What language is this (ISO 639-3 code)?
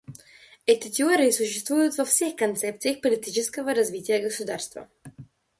rus